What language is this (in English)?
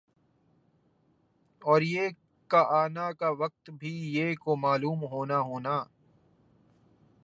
Urdu